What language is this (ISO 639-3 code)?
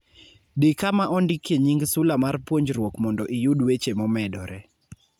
luo